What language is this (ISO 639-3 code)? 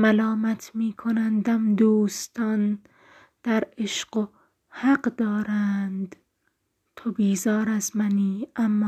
fas